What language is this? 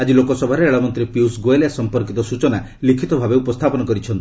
Odia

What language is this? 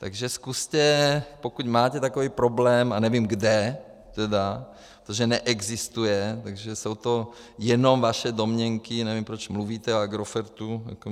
Czech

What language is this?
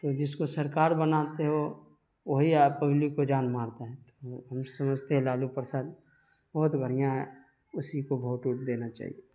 Urdu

